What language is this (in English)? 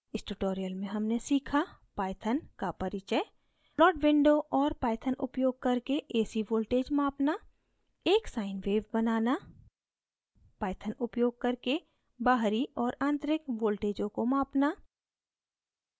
Hindi